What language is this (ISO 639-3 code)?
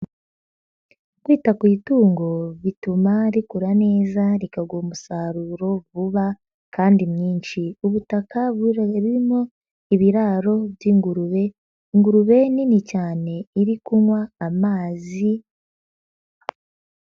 kin